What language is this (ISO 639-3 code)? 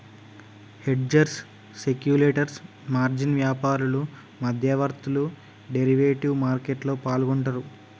tel